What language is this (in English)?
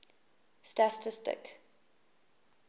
English